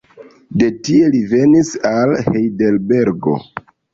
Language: Esperanto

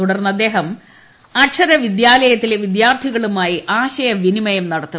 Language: Malayalam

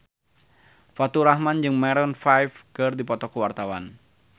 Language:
Sundanese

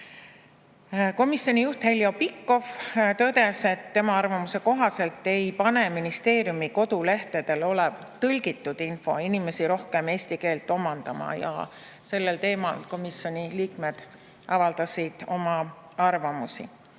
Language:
Estonian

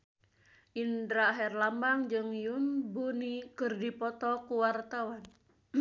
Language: Sundanese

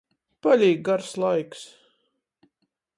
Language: Latgalian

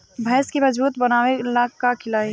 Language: Bhojpuri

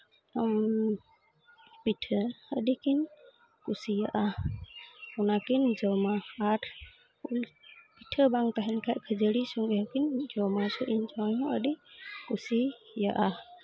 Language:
Santali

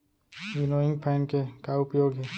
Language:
Chhattisgarhi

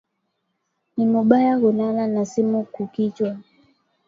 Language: Swahili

